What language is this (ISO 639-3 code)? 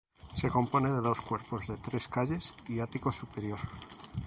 spa